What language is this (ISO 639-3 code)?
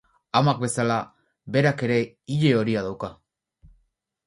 eus